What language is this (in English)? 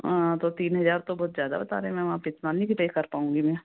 Hindi